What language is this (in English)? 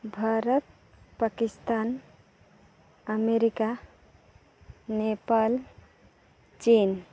Santali